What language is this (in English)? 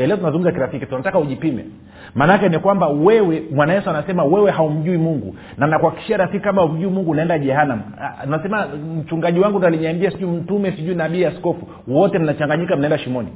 Swahili